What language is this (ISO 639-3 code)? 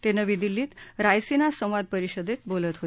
mar